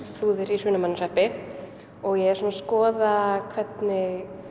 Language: Icelandic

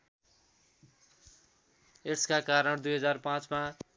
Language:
Nepali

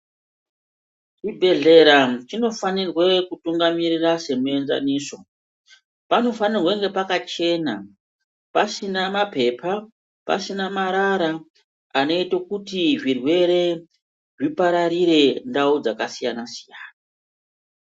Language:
Ndau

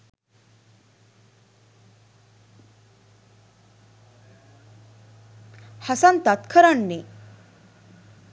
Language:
Sinhala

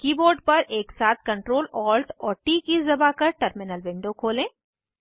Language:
Hindi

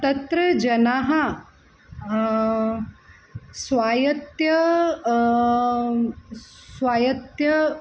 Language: Sanskrit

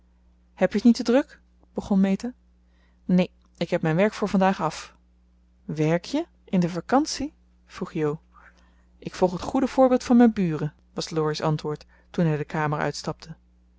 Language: Dutch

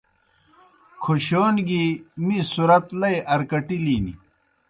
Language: Kohistani Shina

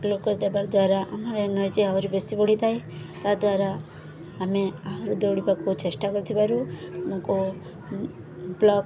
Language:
Odia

